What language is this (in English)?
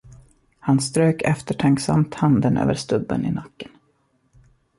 Swedish